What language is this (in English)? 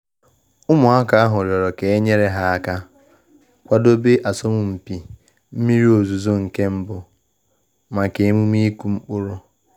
Igbo